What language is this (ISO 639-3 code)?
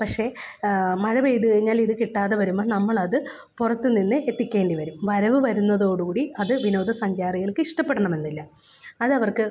mal